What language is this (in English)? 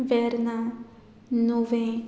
Konkani